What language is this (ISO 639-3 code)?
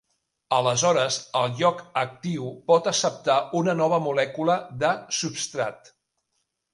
cat